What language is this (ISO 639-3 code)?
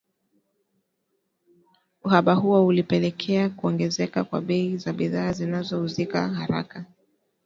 swa